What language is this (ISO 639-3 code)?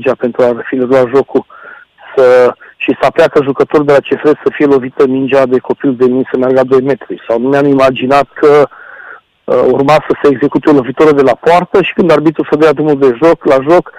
ron